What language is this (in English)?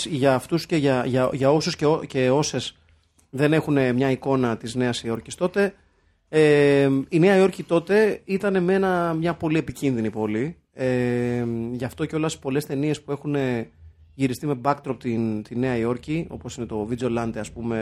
Greek